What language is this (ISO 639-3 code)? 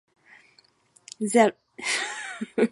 ces